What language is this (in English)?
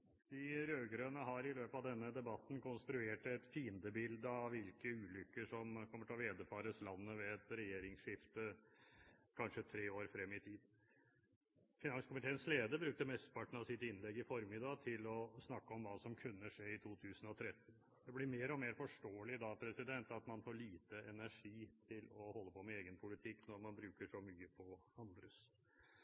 Norwegian